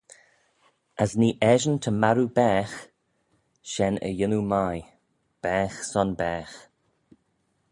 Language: Manx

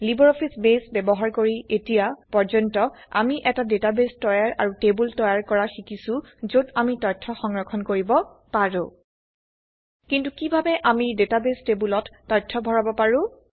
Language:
Assamese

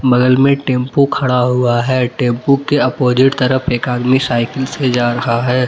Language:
Hindi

